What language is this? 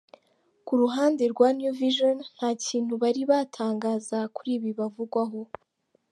Kinyarwanda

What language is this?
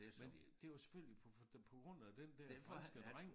Danish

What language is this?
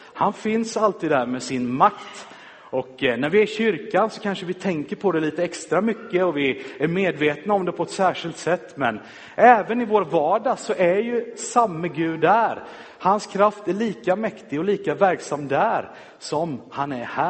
Swedish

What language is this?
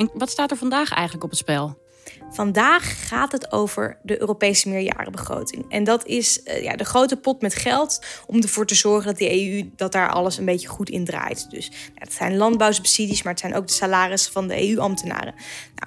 Dutch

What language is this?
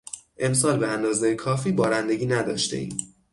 Persian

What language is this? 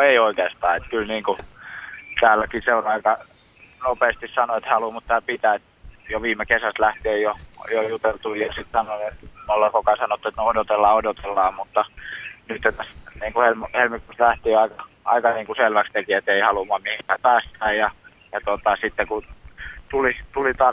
Finnish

